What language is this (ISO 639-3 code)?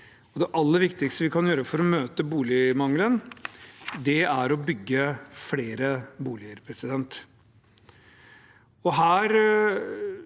nor